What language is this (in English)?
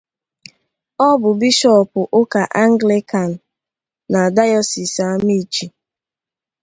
Igbo